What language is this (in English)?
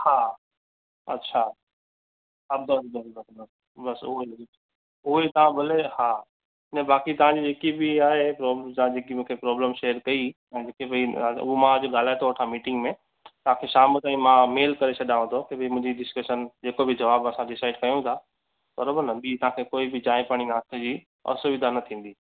Sindhi